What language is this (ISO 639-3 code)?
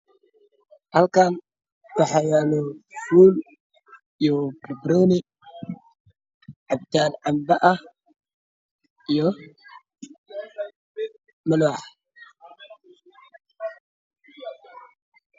som